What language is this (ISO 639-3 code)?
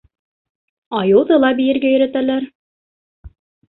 bak